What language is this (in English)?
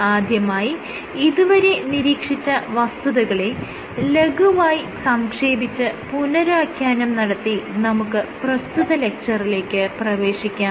Malayalam